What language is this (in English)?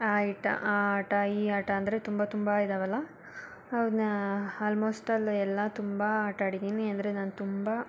Kannada